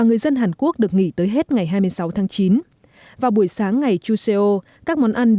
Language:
Vietnamese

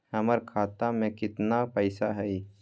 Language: Magahi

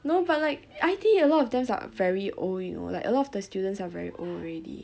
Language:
English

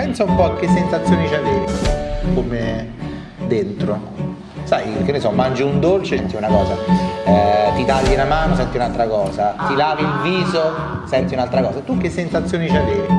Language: Italian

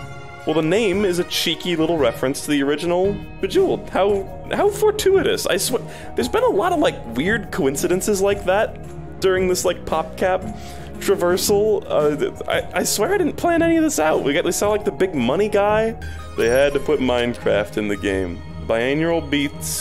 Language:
English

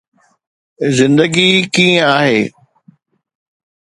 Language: Sindhi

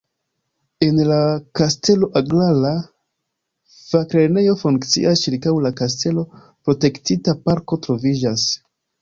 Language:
Esperanto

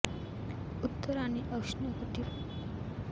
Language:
Marathi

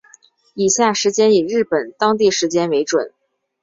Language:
Chinese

